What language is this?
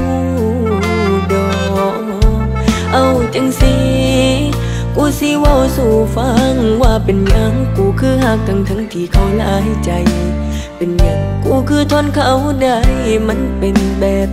Thai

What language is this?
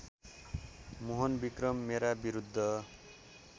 Nepali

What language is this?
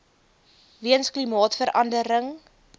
Afrikaans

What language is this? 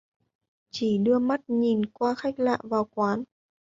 Vietnamese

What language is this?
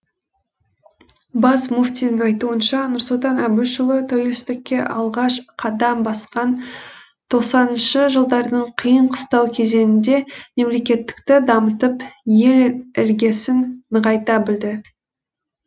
Kazakh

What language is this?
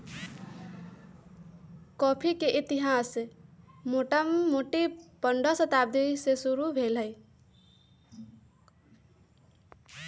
Magahi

